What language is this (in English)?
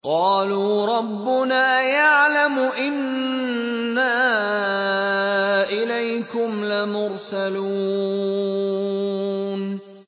Arabic